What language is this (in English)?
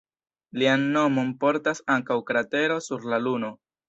Esperanto